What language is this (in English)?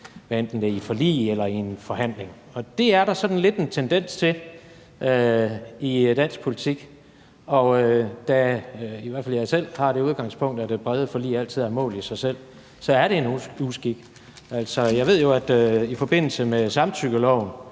Danish